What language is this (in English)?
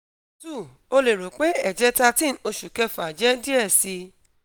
Yoruba